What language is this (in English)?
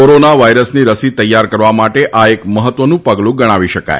Gujarati